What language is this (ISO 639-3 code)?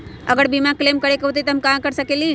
mag